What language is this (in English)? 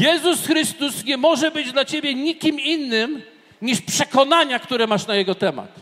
Polish